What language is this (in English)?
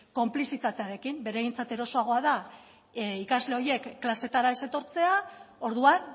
Basque